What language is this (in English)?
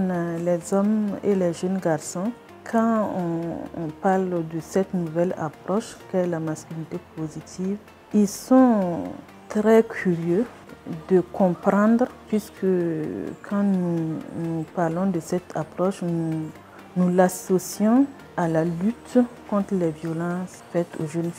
French